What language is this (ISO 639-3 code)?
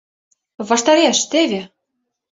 chm